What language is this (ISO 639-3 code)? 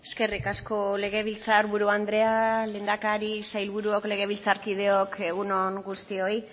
eus